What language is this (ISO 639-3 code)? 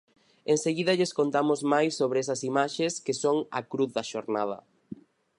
glg